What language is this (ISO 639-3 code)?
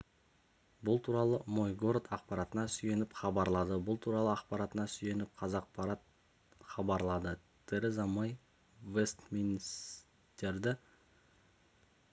kaz